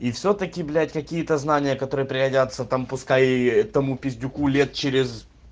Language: Russian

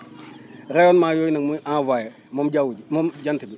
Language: Wolof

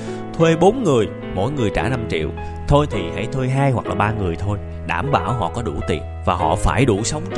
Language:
Vietnamese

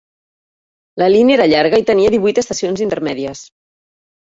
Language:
Catalan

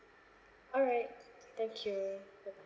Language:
English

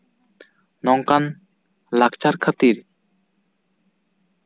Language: Santali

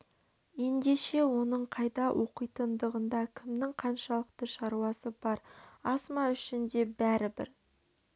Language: Kazakh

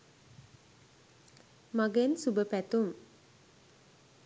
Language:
Sinhala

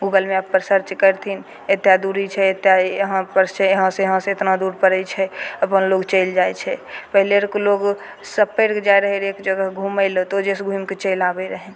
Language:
Maithili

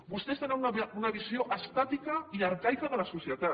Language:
Catalan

